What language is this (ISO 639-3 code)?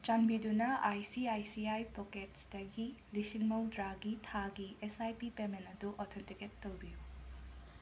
mni